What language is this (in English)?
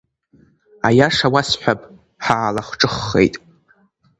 Abkhazian